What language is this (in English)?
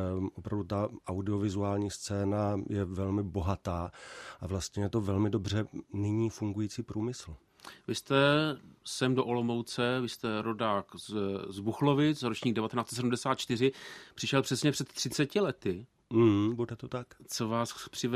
Czech